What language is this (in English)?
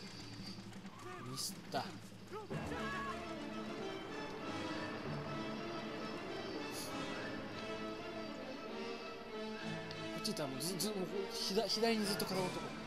Japanese